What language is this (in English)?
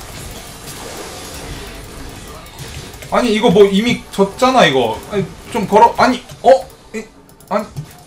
Korean